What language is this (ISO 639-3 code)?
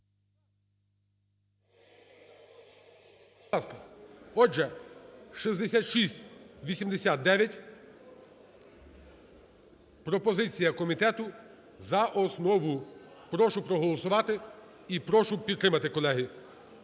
ukr